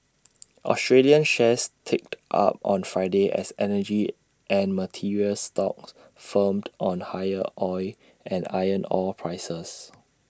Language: English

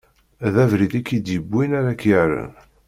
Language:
Kabyle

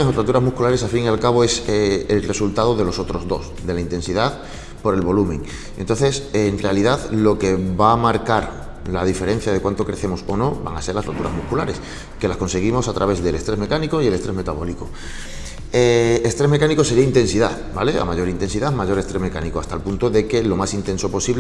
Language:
Spanish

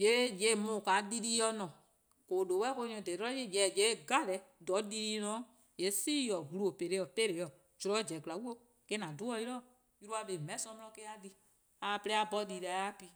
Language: Eastern Krahn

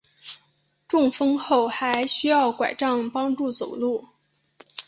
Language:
Chinese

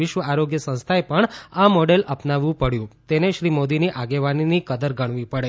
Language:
Gujarati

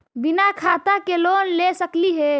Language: Magahi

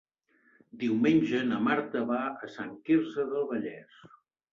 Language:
Catalan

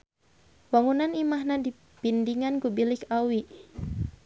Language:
Sundanese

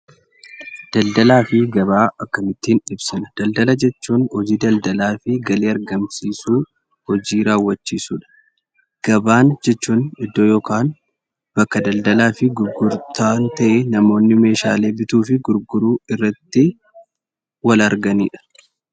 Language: Oromo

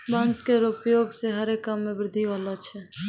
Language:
Maithili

